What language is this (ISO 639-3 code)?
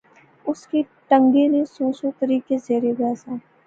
phr